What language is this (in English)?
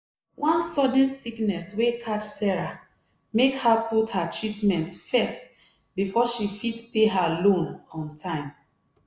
Nigerian Pidgin